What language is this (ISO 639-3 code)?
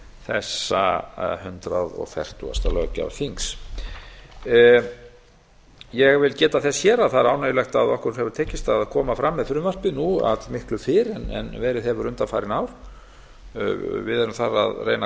isl